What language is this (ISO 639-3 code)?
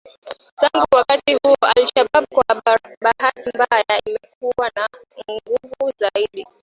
swa